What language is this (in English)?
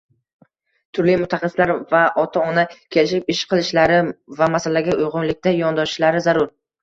Uzbek